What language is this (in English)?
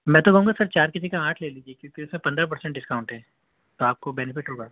Urdu